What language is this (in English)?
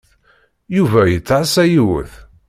Kabyle